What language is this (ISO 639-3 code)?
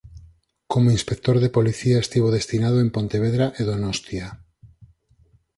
glg